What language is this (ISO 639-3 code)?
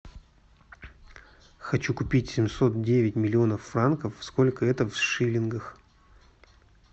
rus